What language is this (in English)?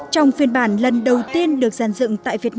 Vietnamese